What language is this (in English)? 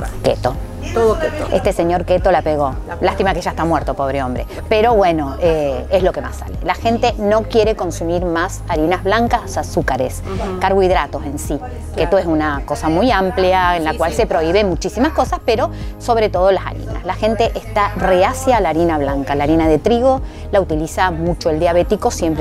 Spanish